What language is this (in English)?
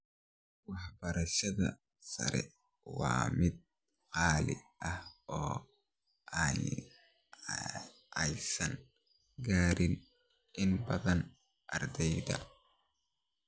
Somali